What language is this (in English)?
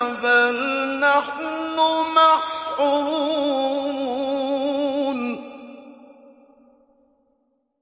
Arabic